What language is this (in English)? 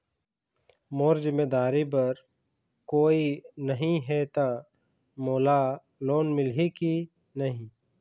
Chhattisgarhi